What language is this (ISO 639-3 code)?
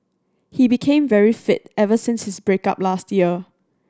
eng